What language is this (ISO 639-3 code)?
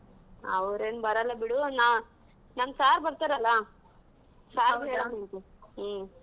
kan